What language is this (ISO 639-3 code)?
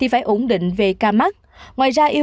vie